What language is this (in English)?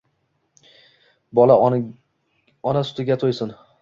Uzbek